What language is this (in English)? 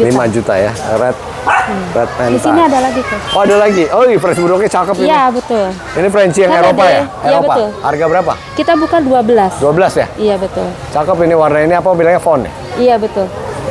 Indonesian